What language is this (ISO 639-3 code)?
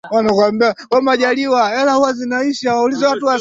swa